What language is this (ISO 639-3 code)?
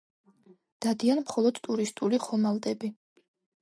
kat